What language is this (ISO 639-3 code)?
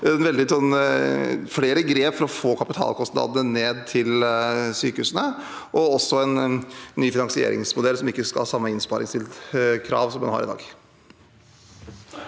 nor